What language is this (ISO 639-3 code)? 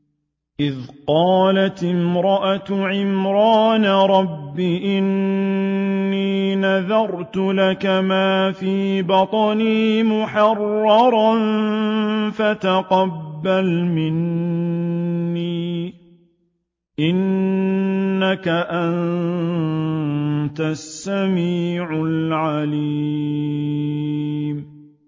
ara